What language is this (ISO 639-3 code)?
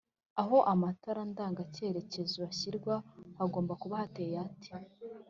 kin